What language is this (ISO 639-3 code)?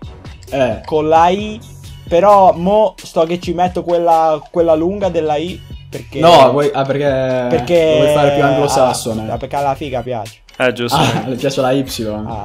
ita